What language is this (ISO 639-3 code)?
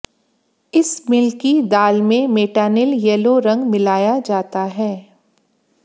hin